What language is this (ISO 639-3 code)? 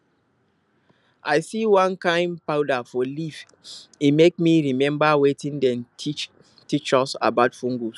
pcm